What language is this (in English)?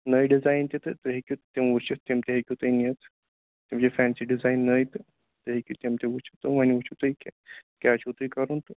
Kashmiri